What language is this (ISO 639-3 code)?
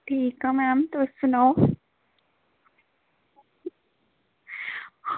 doi